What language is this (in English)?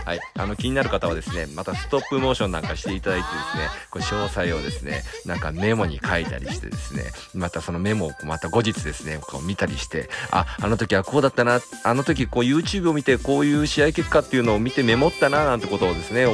Japanese